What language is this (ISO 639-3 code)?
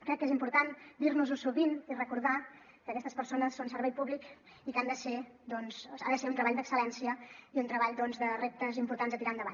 cat